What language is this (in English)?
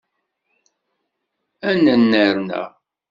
Kabyle